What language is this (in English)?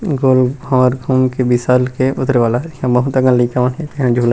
Chhattisgarhi